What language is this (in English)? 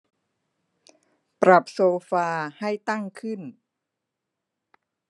Thai